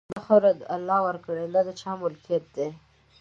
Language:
Pashto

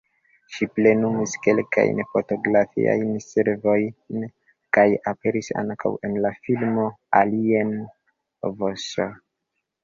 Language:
Esperanto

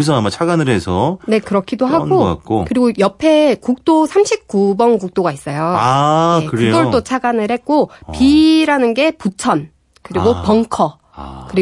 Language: Korean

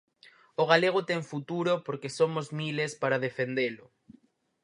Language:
Galician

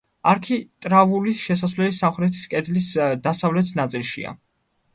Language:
Georgian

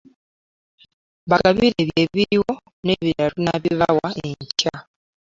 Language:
Ganda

